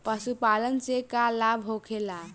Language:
Bhojpuri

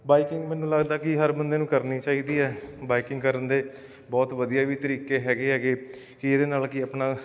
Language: Punjabi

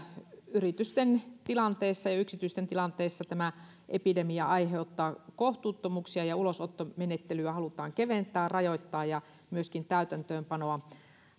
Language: Finnish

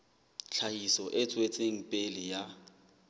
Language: Southern Sotho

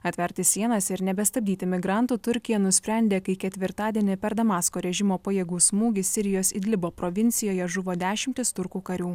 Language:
Lithuanian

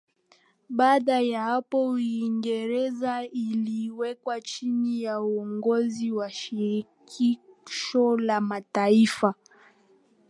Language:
Swahili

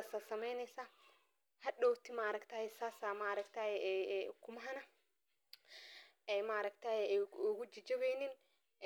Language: Somali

